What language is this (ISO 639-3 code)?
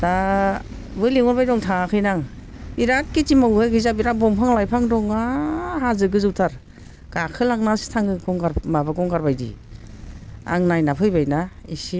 brx